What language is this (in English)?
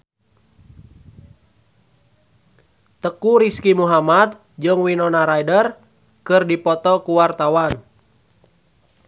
Sundanese